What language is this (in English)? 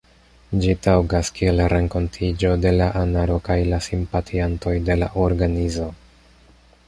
Esperanto